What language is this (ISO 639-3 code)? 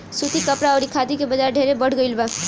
bho